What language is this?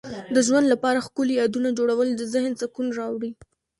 Pashto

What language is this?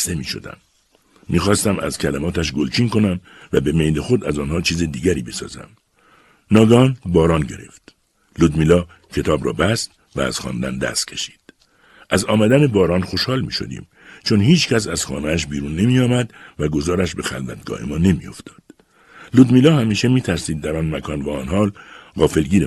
Persian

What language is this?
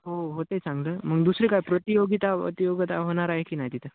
Marathi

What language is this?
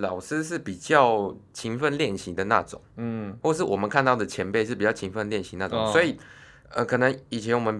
Chinese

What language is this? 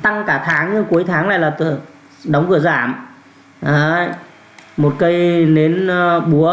Vietnamese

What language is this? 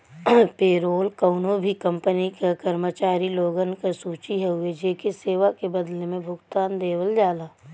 Bhojpuri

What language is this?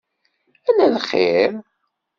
Kabyle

